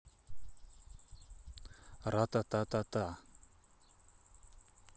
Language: Russian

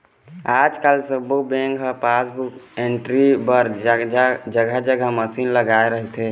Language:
Chhattisgarhi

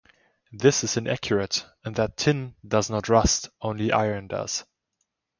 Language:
English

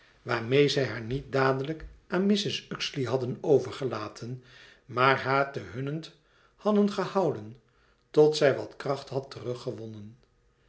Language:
Dutch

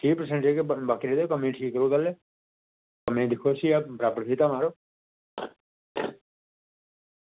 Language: Dogri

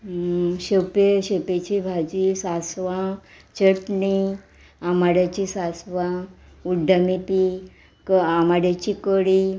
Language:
Konkani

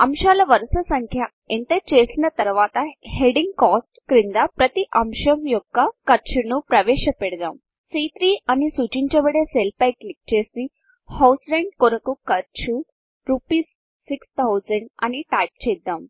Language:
Telugu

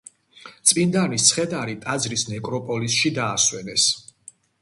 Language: Georgian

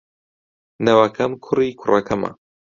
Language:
Central Kurdish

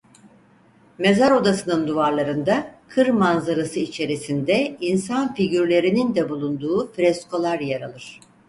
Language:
Turkish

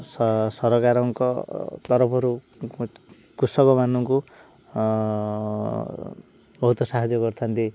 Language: Odia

